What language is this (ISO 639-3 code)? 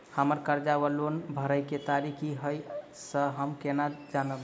mai